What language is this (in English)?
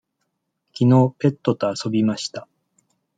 Japanese